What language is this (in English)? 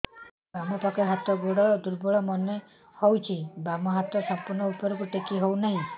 Odia